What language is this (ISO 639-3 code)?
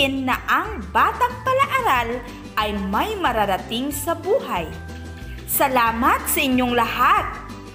fil